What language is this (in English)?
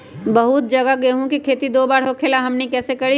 Magahi